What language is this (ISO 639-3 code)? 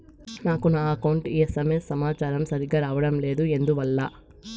tel